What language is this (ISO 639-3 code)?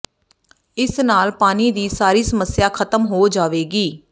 pan